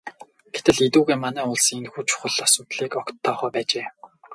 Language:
Mongolian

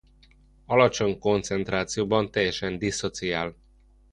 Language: Hungarian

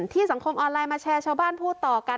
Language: Thai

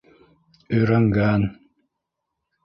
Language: Bashkir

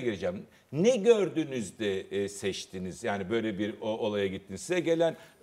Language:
Turkish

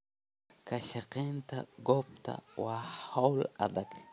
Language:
Somali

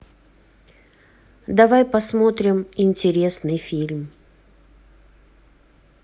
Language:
Russian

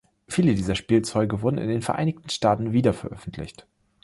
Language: German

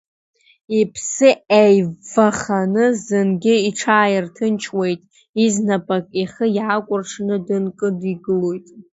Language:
Abkhazian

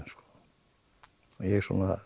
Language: Icelandic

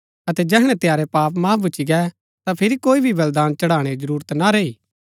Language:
Gaddi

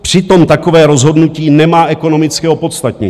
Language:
Czech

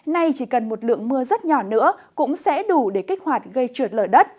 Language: Vietnamese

